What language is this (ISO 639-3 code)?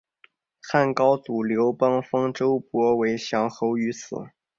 zho